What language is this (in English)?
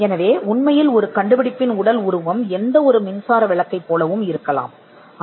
Tamil